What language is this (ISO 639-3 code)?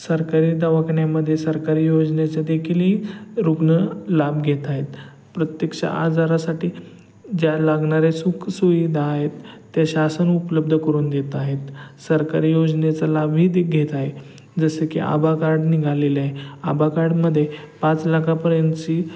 mar